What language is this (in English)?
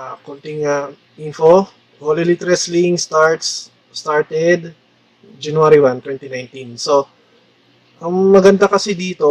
Filipino